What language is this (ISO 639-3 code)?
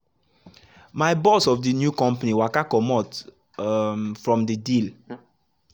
pcm